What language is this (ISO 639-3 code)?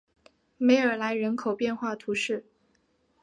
zho